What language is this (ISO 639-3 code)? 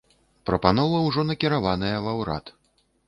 bel